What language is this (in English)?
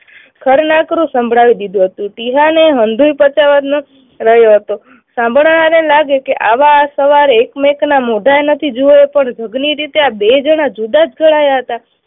Gujarati